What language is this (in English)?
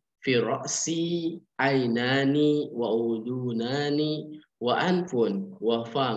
Indonesian